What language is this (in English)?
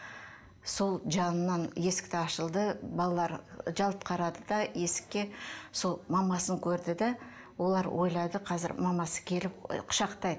Kazakh